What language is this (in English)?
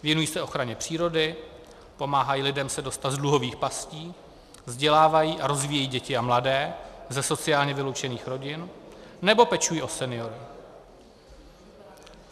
Czech